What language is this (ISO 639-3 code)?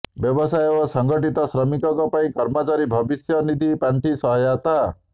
ori